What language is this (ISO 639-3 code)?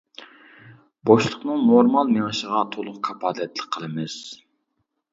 uig